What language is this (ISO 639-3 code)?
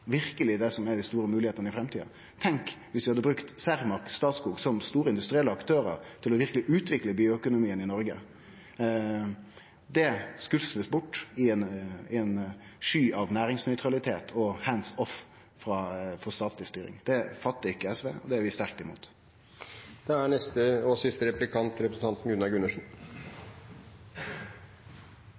nno